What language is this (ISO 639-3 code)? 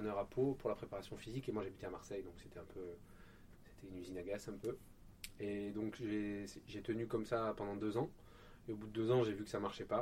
fra